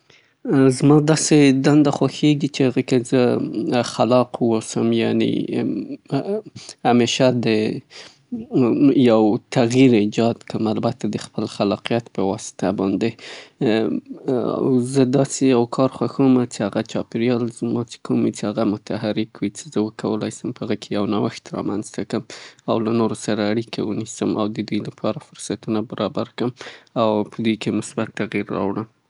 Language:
Southern Pashto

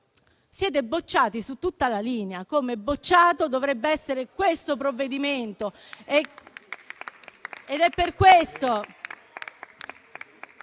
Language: Italian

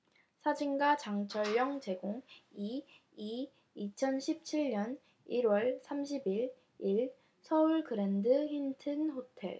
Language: Korean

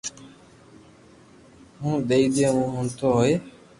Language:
Loarki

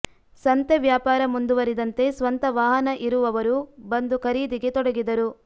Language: Kannada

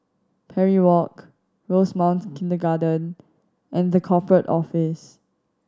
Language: English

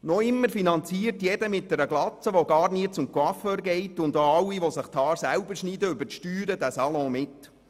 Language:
Swiss German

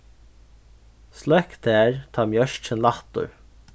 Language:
Faroese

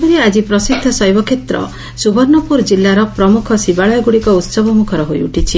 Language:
Odia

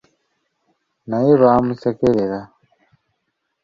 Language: Ganda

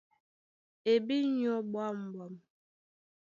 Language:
Duala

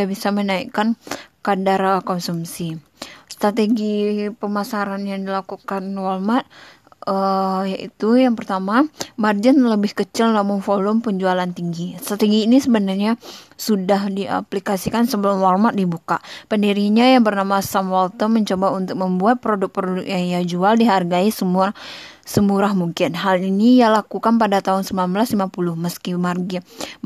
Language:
Indonesian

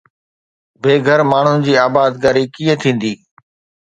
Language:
Sindhi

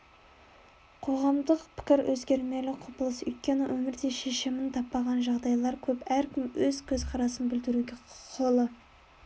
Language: Kazakh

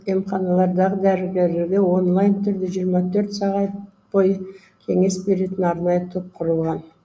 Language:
Kazakh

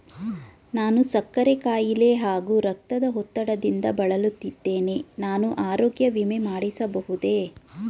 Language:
Kannada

